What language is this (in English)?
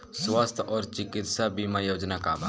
Bhojpuri